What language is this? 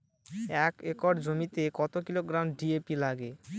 Bangla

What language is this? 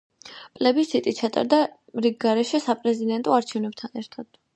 Georgian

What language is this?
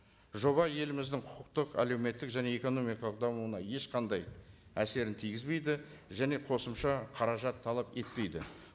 Kazakh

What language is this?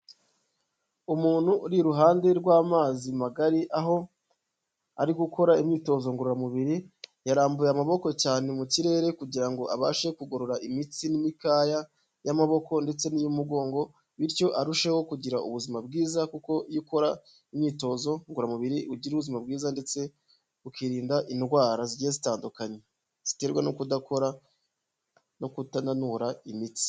Kinyarwanda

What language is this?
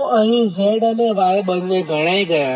Gujarati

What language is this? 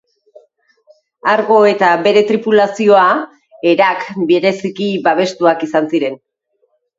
Basque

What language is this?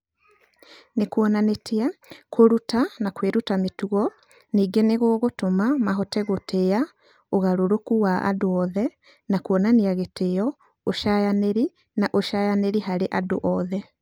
Kikuyu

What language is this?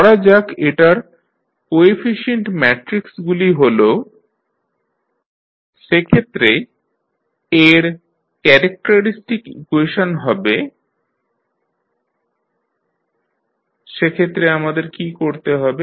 Bangla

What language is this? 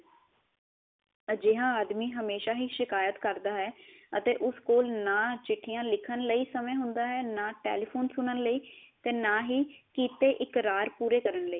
Punjabi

